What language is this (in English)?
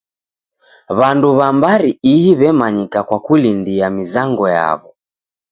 Taita